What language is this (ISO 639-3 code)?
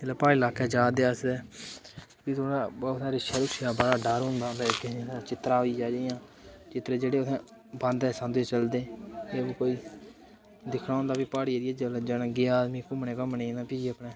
doi